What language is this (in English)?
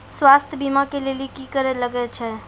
Maithili